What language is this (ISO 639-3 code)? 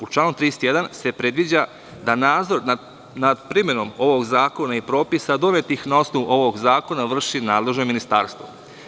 srp